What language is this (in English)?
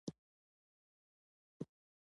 Pashto